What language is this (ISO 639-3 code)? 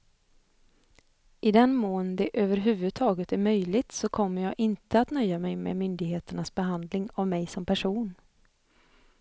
swe